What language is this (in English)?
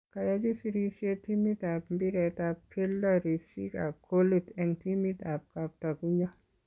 Kalenjin